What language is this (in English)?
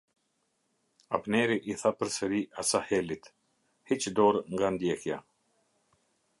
Albanian